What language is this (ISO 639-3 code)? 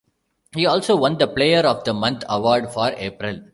eng